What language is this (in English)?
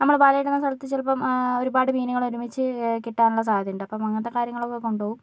Malayalam